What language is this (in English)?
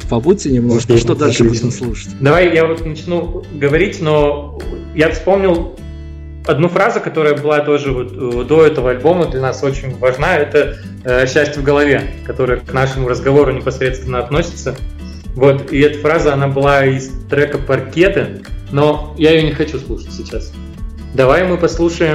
Russian